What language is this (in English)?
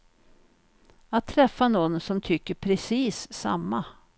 Swedish